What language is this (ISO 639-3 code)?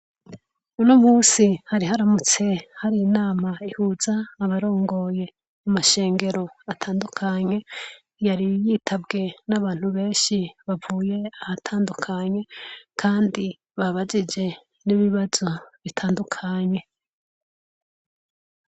run